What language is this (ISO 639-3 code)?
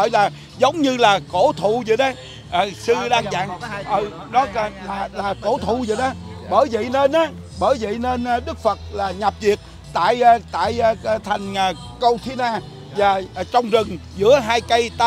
vie